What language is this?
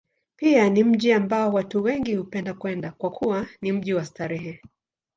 Swahili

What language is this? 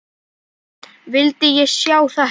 Icelandic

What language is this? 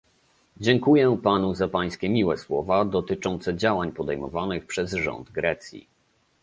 Polish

